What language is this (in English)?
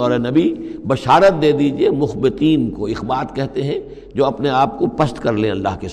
Urdu